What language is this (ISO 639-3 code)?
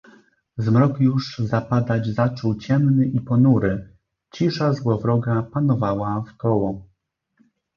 pol